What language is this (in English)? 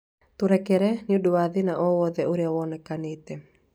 Kikuyu